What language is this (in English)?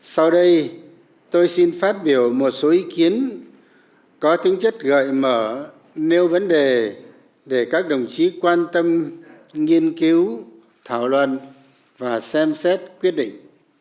Vietnamese